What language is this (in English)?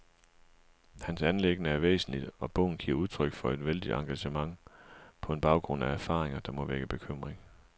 Danish